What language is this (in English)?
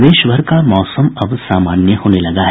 Hindi